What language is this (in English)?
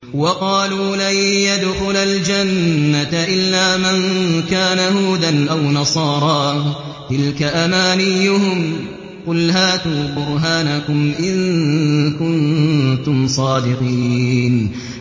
Arabic